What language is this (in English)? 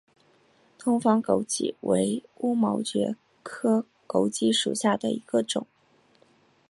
Chinese